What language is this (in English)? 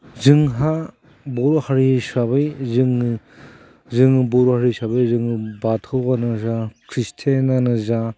Bodo